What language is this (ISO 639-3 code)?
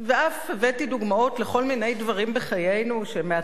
heb